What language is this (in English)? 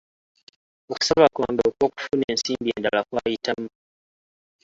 Ganda